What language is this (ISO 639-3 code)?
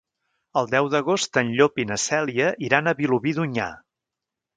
cat